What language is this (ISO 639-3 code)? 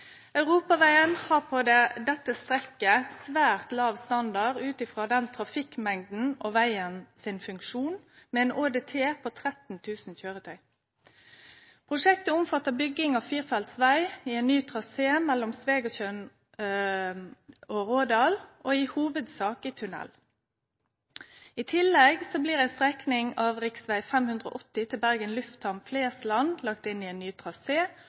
nno